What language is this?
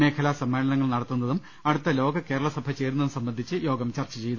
Malayalam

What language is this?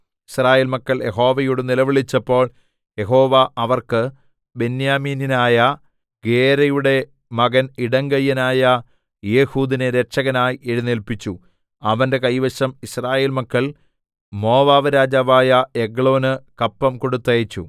Malayalam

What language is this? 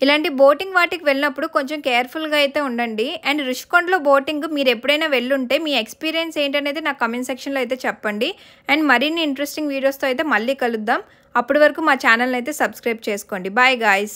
Telugu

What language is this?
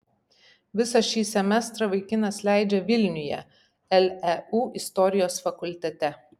Lithuanian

